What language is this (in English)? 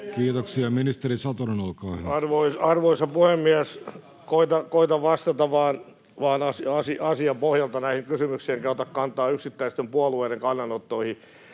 Finnish